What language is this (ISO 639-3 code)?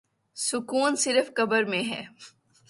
urd